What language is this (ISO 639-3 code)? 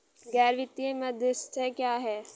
hin